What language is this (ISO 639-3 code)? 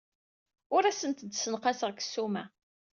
kab